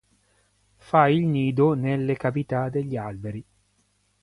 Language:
Italian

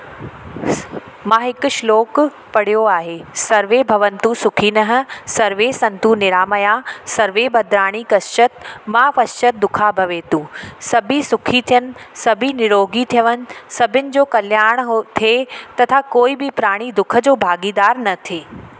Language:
Sindhi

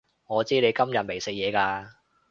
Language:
Cantonese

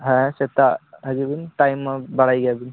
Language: Santali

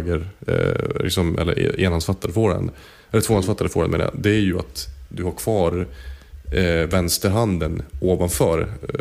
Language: Swedish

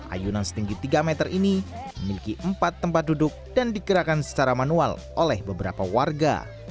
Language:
Indonesian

